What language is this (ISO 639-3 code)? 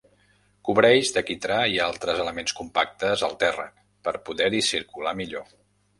cat